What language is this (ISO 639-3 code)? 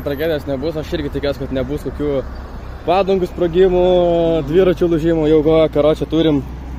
lit